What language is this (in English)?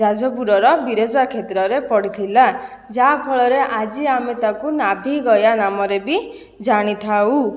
Odia